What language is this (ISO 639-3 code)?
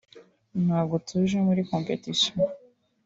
kin